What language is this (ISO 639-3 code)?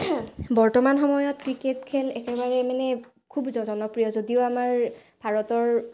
asm